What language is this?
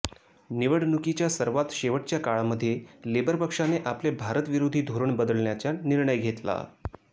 Marathi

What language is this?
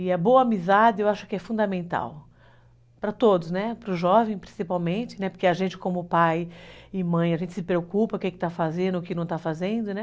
Portuguese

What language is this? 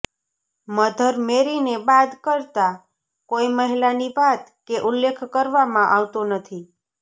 Gujarati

